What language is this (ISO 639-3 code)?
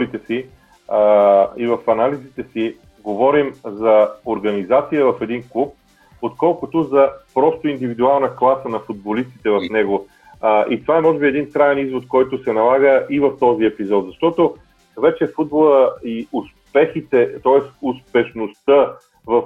bul